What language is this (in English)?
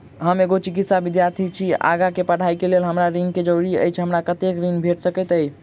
Maithili